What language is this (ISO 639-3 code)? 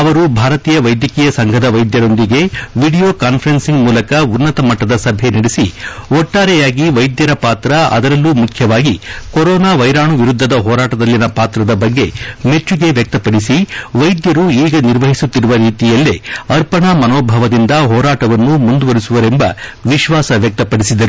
kan